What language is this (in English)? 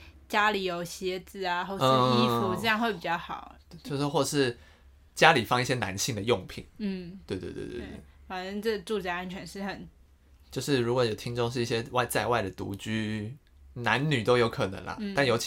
Chinese